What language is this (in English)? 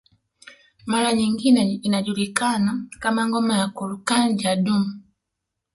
Swahili